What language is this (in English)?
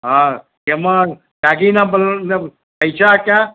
Gujarati